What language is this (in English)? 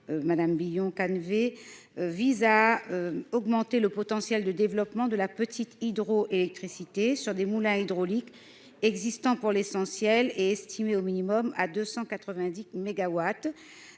French